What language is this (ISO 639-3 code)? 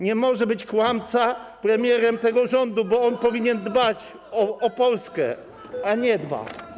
pol